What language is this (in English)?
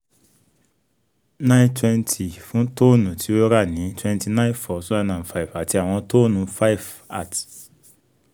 Yoruba